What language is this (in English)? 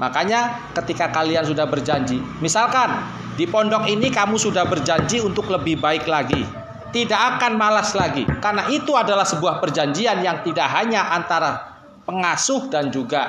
Indonesian